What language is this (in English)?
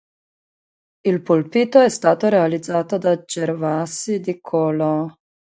Italian